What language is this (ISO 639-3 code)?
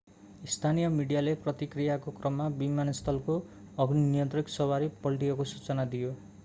nep